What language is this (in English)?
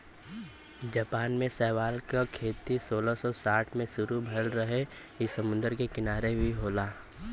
Bhojpuri